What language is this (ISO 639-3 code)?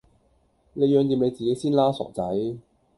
yue